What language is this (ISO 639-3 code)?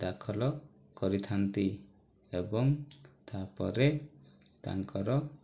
ori